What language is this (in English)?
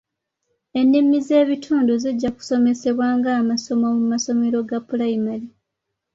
Ganda